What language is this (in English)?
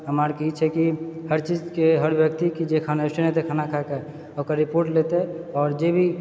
Maithili